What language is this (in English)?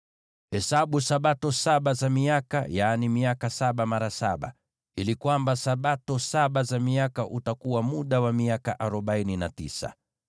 Swahili